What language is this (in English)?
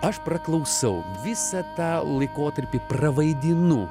Lithuanian